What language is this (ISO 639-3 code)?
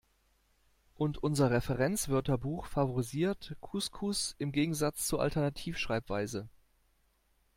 deu